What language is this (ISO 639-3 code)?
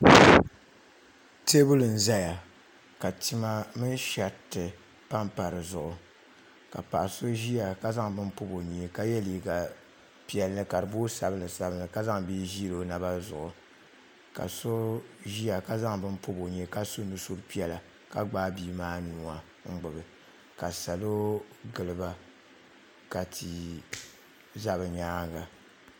dag